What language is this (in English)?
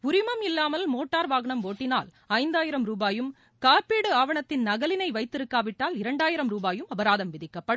Tamil